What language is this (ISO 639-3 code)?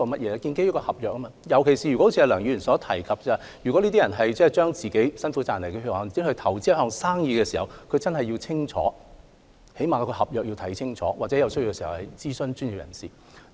yue